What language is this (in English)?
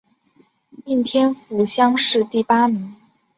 Chinese